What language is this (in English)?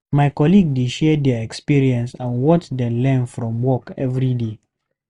Nigerian Pidgin